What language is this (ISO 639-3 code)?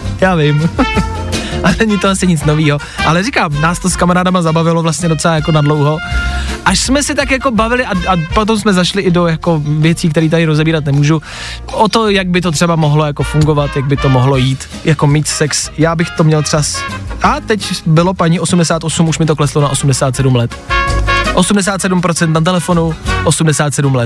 ces